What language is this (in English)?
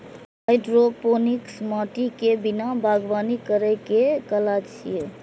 Maithili